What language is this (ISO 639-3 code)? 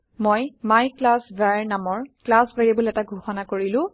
asm